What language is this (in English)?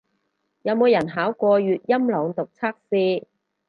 Cantonese